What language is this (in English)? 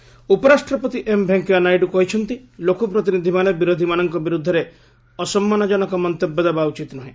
Odia